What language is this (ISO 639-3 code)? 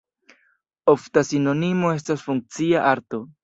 epo